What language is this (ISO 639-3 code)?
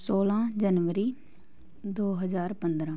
pan